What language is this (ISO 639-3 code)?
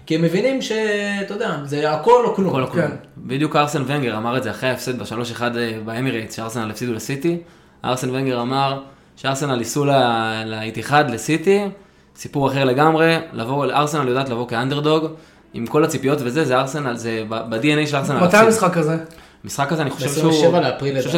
heb